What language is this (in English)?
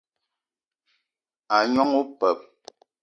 Eton (Cameroon)